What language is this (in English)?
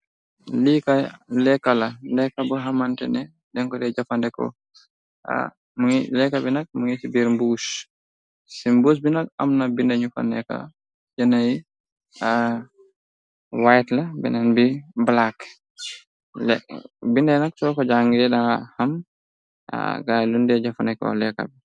Wolof